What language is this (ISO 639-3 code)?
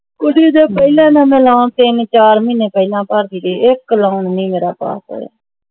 pan